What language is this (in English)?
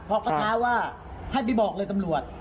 Thai